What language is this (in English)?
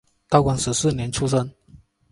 Chinese